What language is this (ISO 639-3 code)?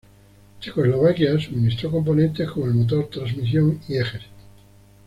spa